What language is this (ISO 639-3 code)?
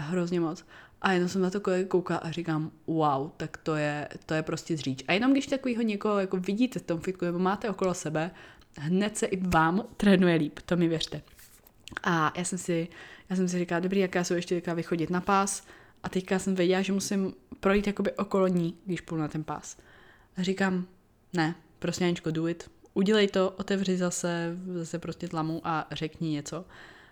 ces